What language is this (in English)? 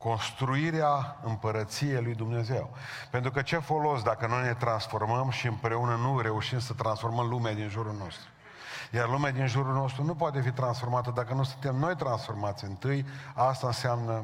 Romanian